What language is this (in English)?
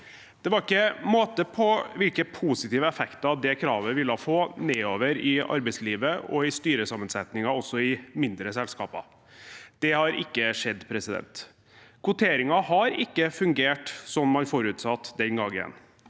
Norwegian